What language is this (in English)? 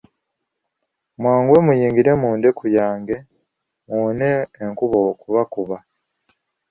Ganda